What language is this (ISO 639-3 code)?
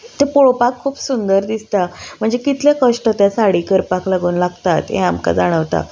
kok